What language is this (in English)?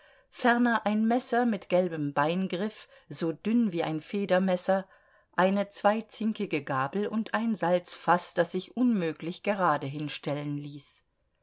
German